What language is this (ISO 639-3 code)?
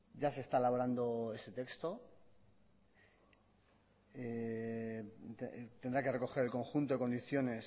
spa